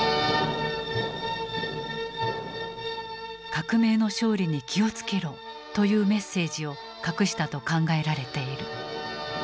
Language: Japanese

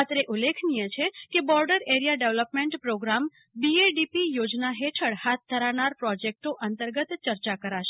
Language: Gujarati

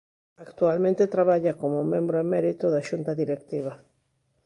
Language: Galician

